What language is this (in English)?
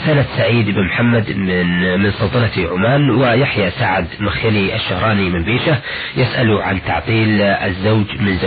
Arabic